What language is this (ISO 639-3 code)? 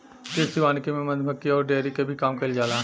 bho